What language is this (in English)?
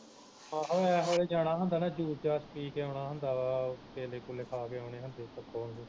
Punjabi